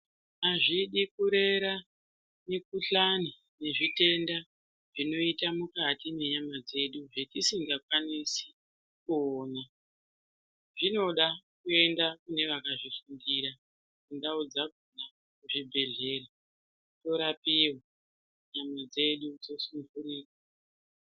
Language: Ndau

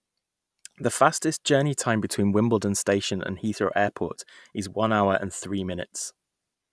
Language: English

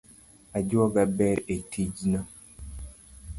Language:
Luo (Kenya and Tanzania)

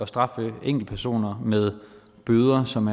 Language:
Danish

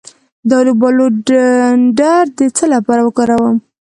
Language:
Pashto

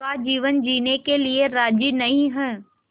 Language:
Hindi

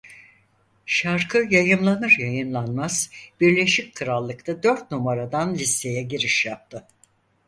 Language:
Turkish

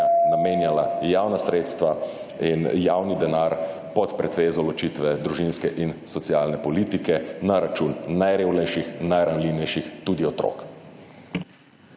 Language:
Slovenian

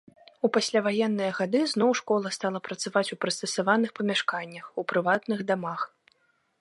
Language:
Belarusian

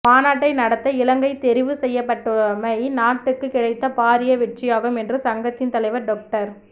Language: Tamil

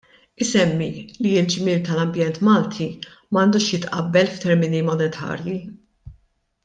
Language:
Maltese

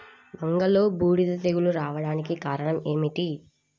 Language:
Telugu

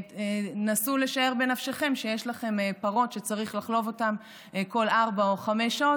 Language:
Hebrew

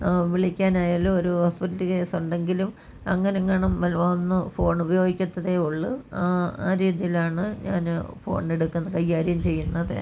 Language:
Malayalam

